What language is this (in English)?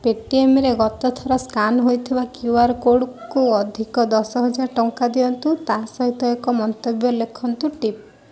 Odia